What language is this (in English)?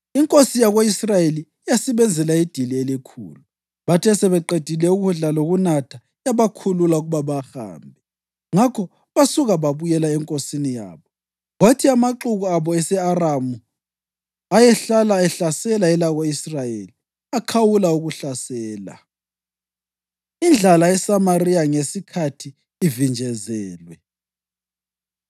North Ndebele